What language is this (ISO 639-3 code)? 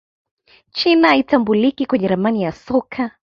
swa